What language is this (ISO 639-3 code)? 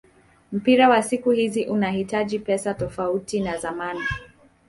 swa